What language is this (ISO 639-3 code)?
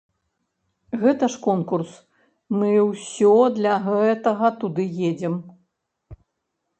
bel